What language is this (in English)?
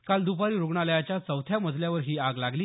Marathi